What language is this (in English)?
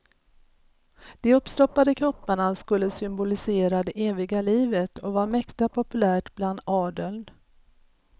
Swedish